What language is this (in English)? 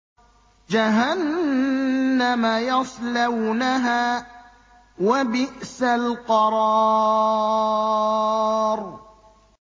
Arabic